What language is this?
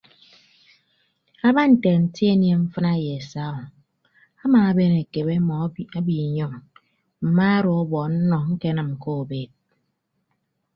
Ibibio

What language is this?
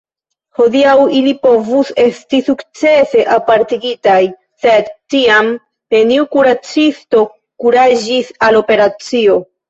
Esperanto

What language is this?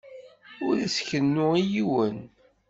Kabyle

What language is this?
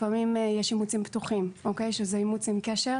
Hebrew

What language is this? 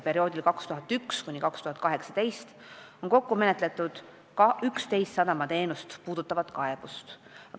Estonian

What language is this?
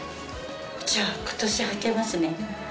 Japanese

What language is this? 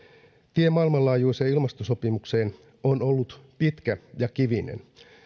Finnish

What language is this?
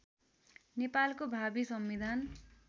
Nepali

